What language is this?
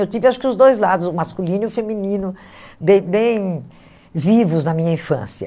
Portuguese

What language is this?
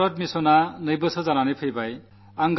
Malayalam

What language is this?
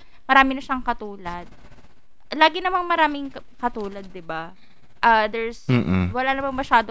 Filipino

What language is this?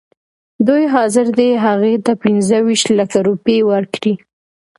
Pashto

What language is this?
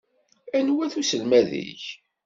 Kabyle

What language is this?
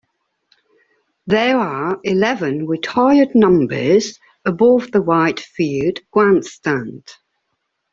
English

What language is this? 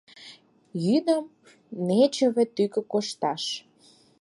Mari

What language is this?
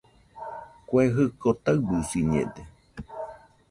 Nüpode Huitoto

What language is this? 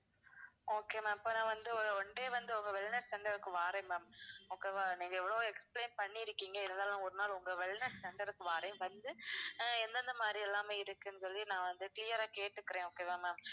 Tamil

